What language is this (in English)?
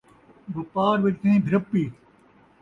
Saraiki